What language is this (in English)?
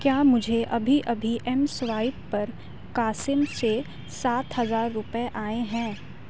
Urdu